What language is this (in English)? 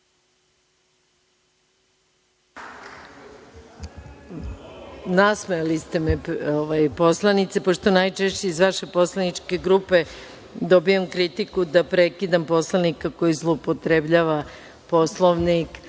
Serbian